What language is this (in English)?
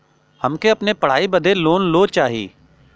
Bhojpuri